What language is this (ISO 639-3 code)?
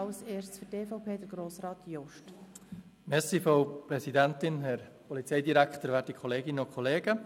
gsw